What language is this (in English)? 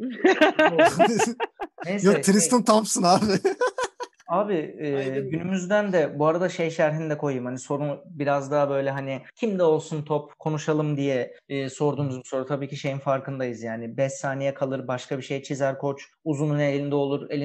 Turkish